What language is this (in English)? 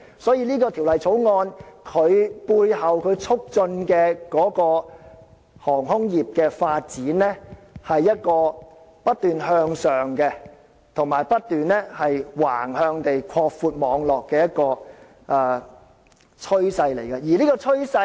Cantonese